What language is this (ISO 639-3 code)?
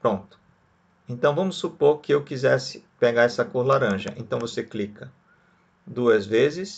por